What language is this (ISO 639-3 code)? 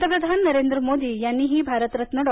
mar